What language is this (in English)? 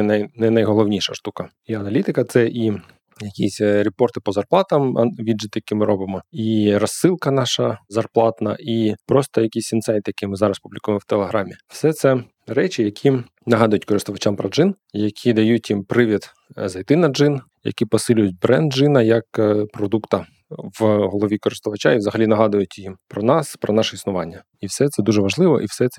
Ukrainian